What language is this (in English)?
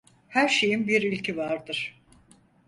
Turkish